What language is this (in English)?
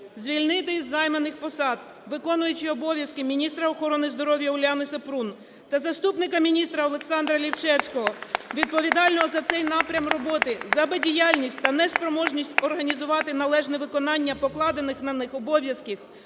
Ukrainian